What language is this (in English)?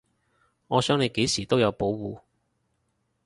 Cantonese